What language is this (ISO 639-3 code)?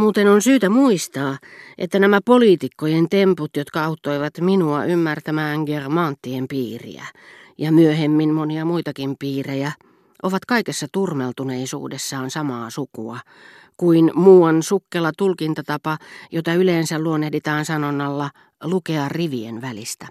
fin